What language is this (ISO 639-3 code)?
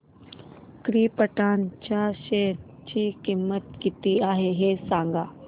mar